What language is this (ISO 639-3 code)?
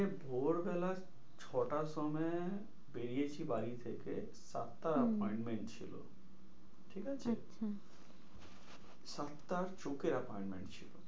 ben